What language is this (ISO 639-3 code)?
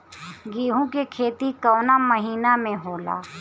bho